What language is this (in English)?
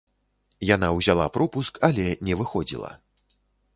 Belarusian